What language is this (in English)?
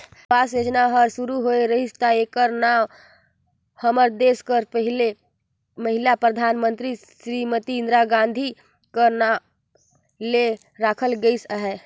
Chhattisgarhi